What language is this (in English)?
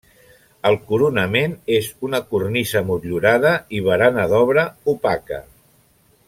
Catalan